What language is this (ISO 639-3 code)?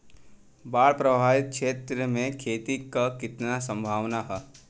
bho